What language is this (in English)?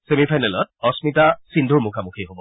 Assamese